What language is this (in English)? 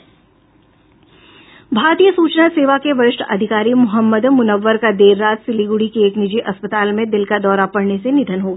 Hindi